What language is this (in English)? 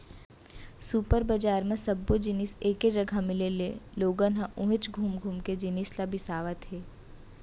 Chhattisgarhi